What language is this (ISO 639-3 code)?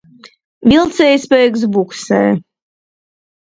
lav